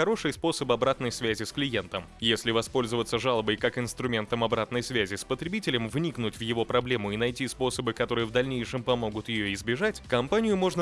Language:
Russian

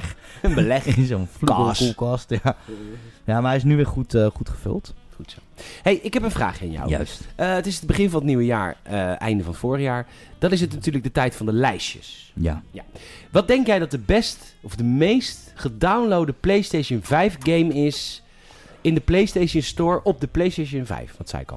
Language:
Dutch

